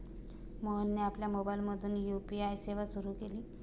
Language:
Marathi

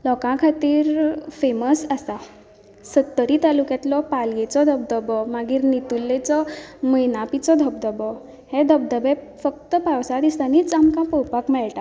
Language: Konkani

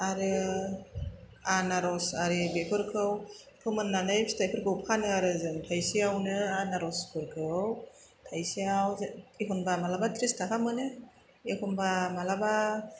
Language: Bodo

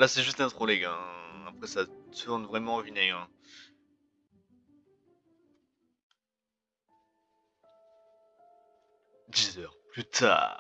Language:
French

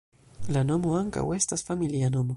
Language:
Esperanto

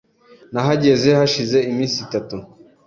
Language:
Kinyarwanda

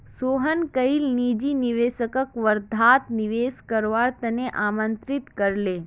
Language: Magahi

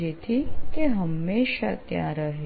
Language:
Gujarati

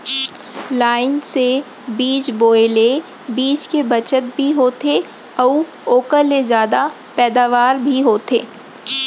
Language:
Chhattisgarhi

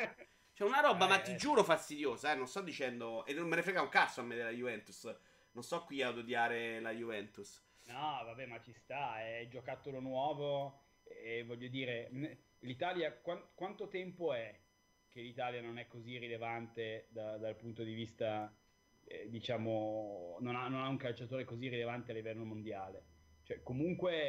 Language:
Italian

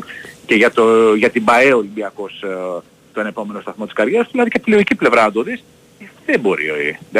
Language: Greek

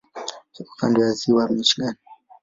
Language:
Swahili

